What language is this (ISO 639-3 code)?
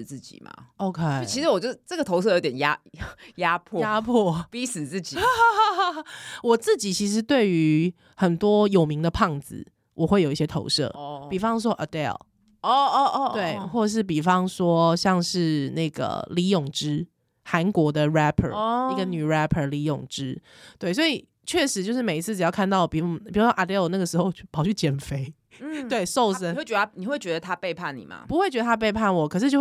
zho